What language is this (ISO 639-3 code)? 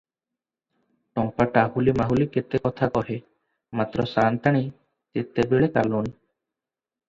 ori